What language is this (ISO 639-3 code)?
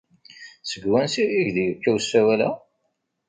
kab